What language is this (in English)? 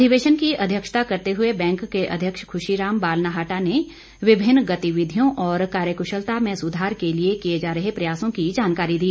Hindi